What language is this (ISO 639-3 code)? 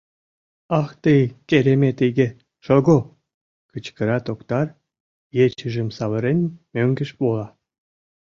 chm